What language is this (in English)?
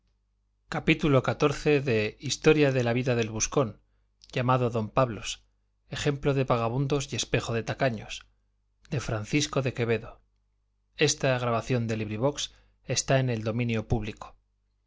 Spanish